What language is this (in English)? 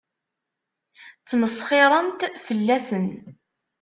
Kabyle